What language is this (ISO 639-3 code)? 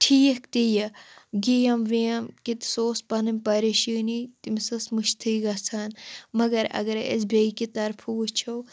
kas